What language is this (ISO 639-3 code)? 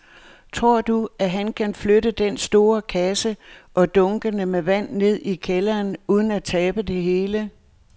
dan